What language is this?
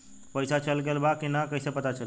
Bhojpuri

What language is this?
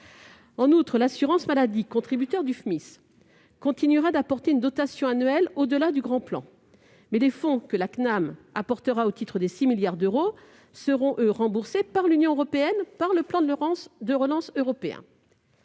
French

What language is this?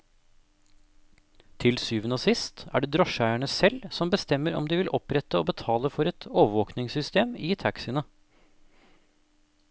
Norwegian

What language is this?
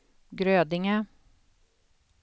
Swedish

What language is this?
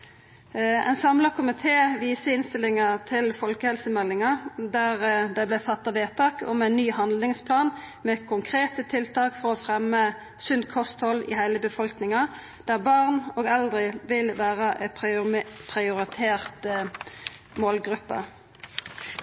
Norwegian Nynorsk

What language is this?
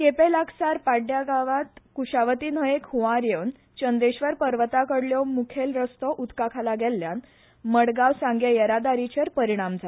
Konkani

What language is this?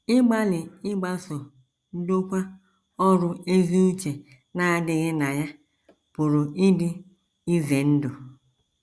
Igbo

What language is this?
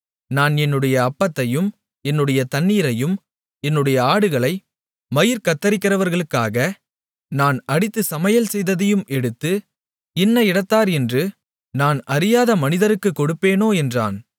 Tamil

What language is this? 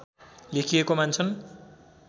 Nepali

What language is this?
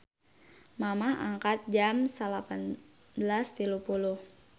Sundanese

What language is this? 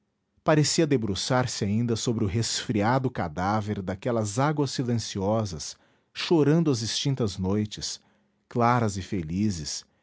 Portuguese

